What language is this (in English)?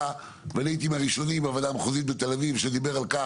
Hebrew